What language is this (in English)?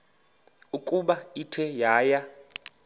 Xhosa